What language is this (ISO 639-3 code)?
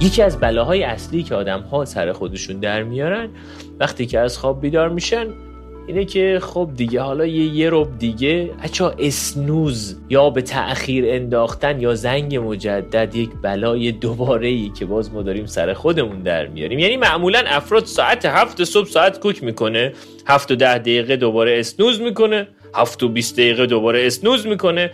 fas